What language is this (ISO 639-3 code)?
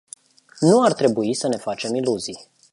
ron